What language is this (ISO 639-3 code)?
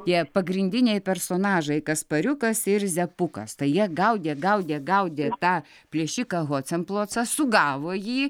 lit